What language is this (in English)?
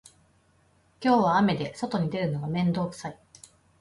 Japanese